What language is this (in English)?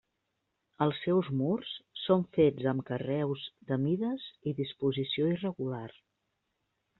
Catalan